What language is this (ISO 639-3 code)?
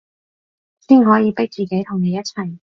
yue